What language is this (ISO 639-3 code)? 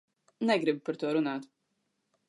lav